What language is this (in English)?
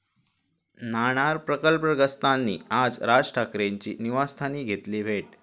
Marathi